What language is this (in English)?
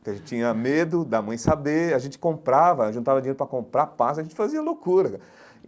Portuguese